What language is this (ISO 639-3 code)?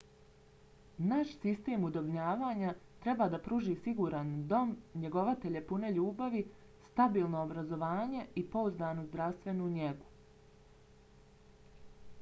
bos